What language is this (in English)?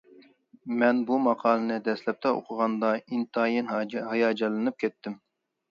Uyghur